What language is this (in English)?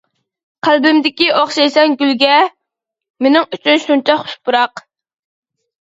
Uyghur